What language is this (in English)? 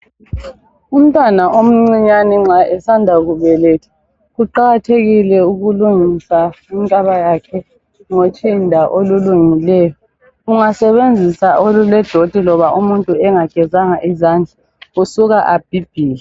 North Ndebele